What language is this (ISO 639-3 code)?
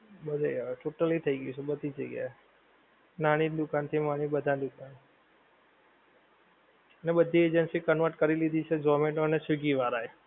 guj